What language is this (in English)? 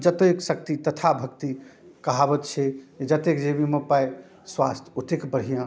Maithili